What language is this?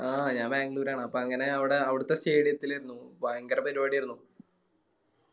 Malayalam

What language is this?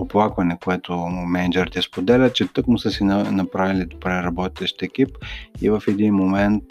Bulgarian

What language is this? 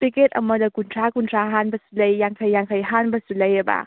Manipuri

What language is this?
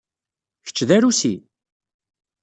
Kabyle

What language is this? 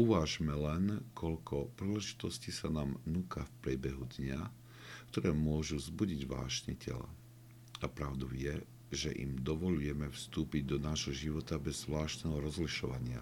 Slovak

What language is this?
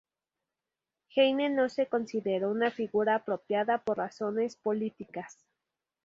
Spanish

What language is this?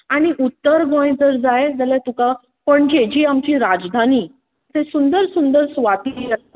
Konkani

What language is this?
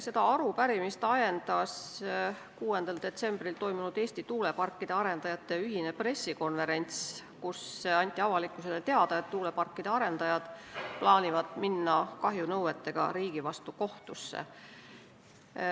Estonian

